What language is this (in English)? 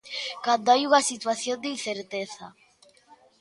Galician